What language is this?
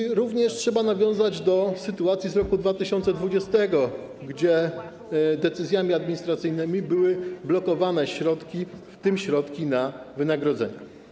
Polish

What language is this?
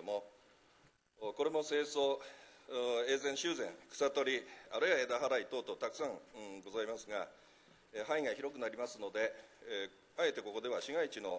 Japanese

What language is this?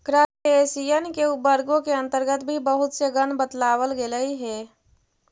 Magahi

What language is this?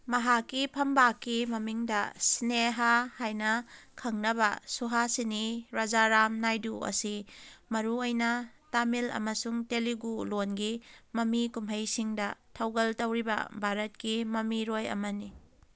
Manipuri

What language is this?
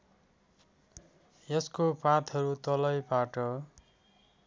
Nepali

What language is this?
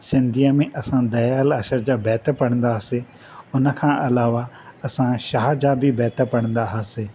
Sindhi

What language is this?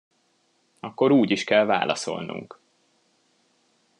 Hungarian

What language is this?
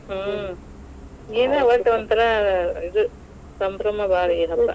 Kannada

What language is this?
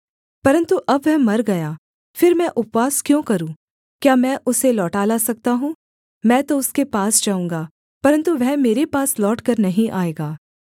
Hindi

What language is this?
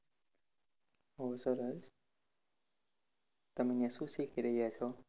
Gujarati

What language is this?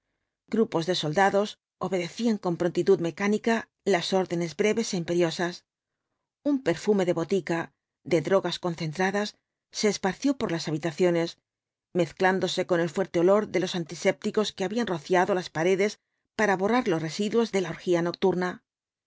Spanish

